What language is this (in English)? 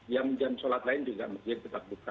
Indonesian